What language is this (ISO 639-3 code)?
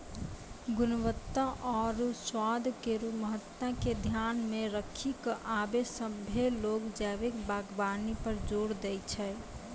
mai